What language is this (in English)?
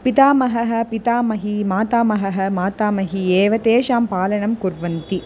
Sanskrit